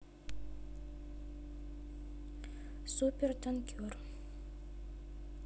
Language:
Russian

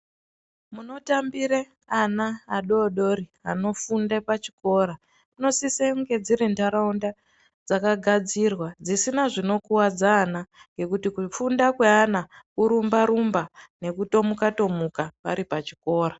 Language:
Ndau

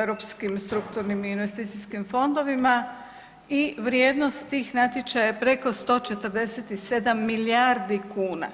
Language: Croatian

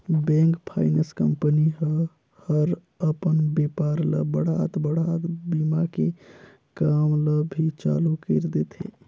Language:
Chhattisgarhi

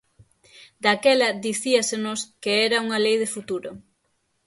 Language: Galician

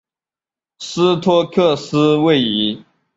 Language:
Chinese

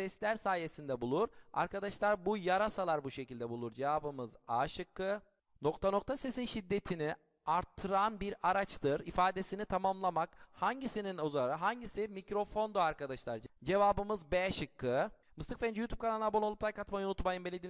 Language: Turkish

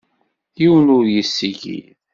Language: Kabyle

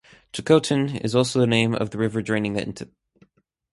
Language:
English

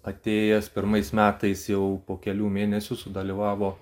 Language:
Lithuanian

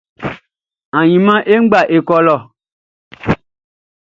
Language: Baoulé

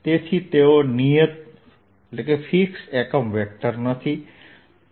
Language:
Gujarati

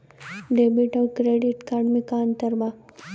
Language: Bhojpuri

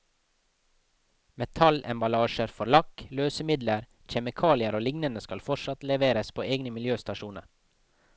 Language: Norwegian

